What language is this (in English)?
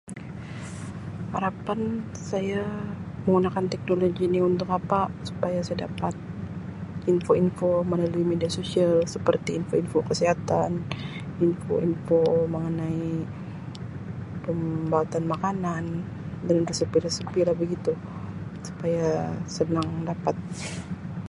Sabah Malay